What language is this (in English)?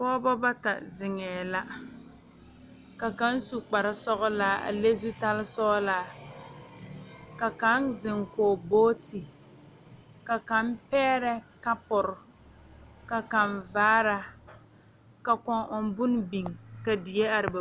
Southern Dagaare